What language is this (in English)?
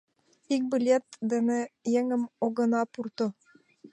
Mari